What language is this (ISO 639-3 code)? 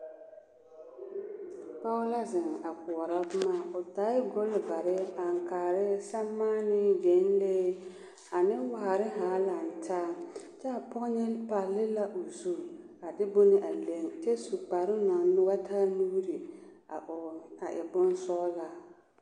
dga